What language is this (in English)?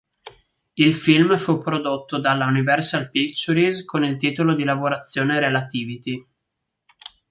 Italian